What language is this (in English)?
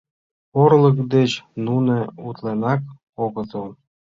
Mari